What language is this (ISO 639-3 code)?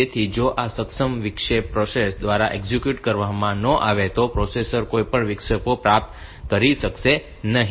guj